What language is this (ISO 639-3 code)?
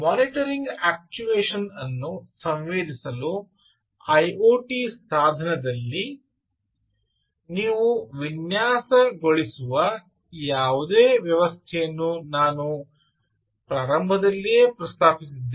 kan